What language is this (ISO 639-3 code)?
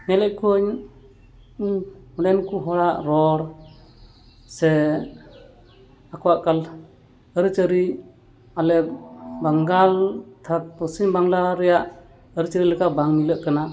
sat